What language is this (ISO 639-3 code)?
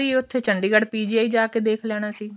pan